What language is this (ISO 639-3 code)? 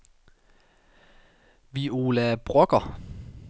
dan